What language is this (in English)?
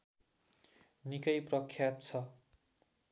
Nepali